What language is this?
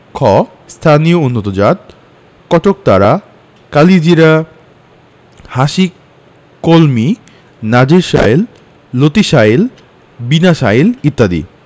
Bangla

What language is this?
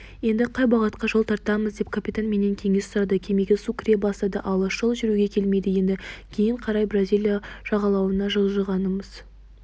Kazakh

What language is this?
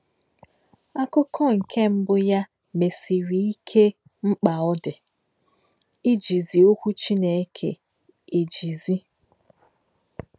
Igbo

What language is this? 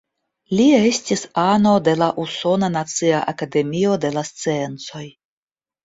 Esperanto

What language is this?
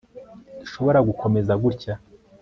Kinyarwanda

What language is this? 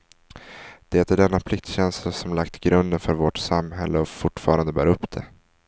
Swedish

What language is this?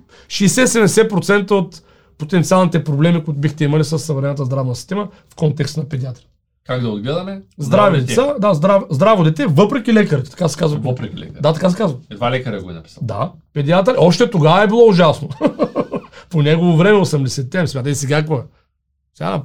Bulgarian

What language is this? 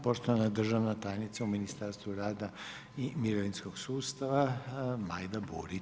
Croatian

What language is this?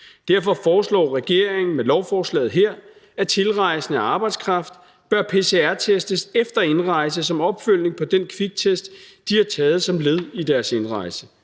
Danish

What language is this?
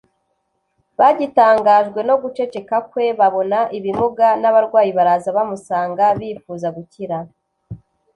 Kinyarwanda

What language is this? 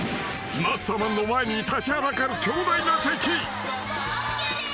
Japanese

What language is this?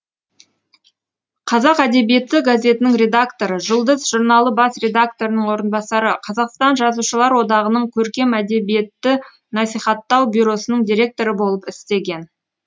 Kazakh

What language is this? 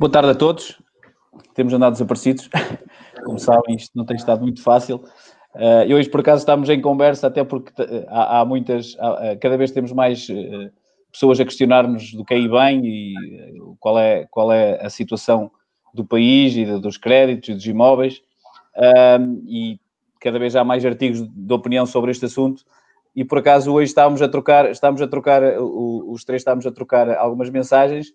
Portuguese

